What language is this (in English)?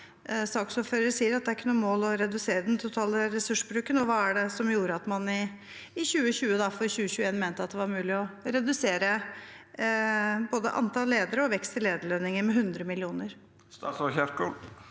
Norwegian